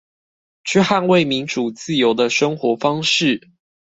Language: Chinese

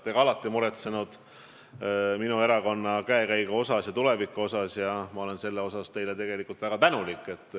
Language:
Estonian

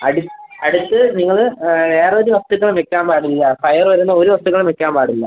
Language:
Malayalam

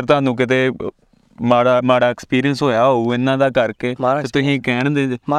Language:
Punjabi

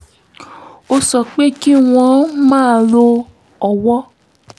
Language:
Yoruba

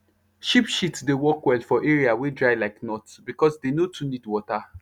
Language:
Nigerian Pidgin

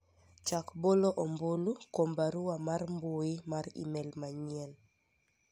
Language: Luo (Kenya and Tanzania)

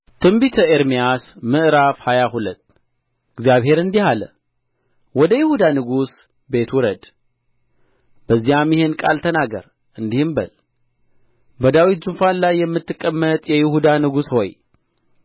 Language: Amharic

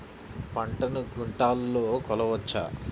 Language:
Telugu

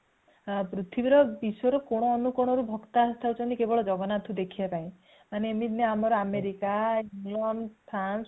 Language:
Odia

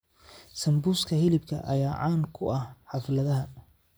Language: Somali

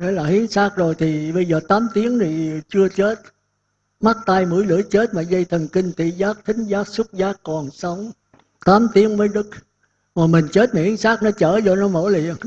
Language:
Vietnamese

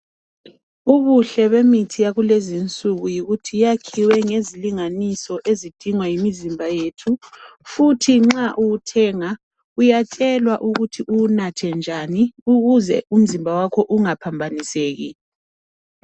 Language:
North Ndebele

